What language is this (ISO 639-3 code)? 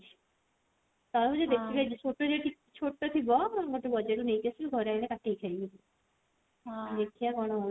ori